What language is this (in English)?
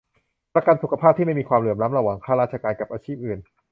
Thai